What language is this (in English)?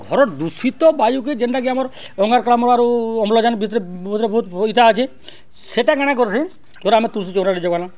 Odia